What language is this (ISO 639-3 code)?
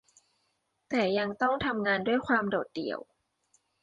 tha